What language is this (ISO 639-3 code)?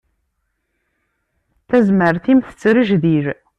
kab